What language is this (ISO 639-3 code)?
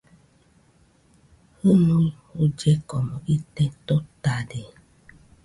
hux